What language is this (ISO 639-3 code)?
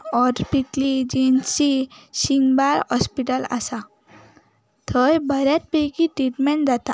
kok